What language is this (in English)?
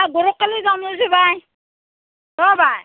Assamese